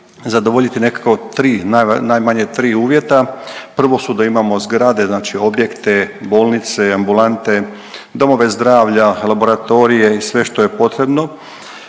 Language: Croatian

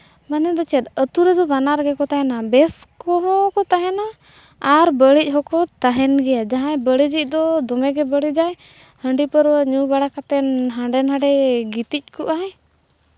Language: Santali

